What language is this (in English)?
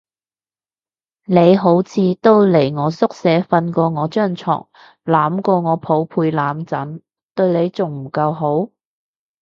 Cantonese